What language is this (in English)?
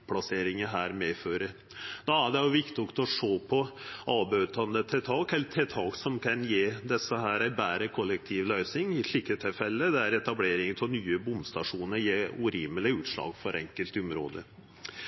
Norwegian Nynorsk